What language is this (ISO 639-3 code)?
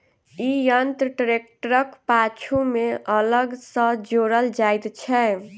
mai